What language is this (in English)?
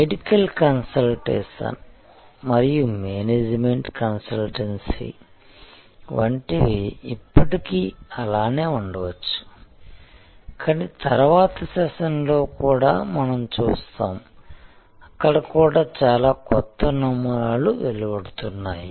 Telugu